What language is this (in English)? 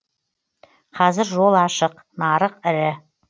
Kazakh